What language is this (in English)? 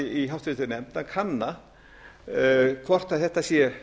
Icelandic